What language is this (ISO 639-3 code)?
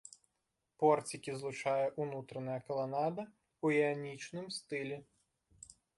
bel